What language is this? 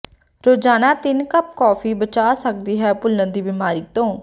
Punjabi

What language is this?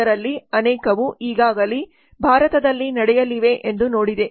Kannada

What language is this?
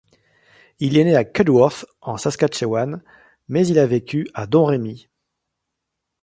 French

